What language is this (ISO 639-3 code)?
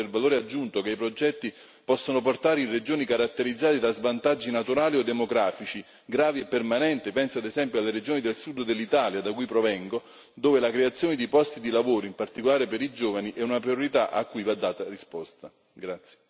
ita